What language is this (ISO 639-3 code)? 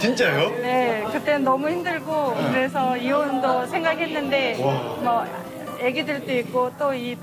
kor